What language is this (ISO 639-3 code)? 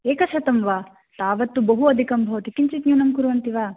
san